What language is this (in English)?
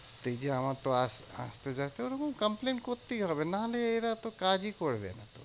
Bangla